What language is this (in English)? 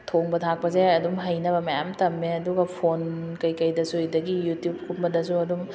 Manipuri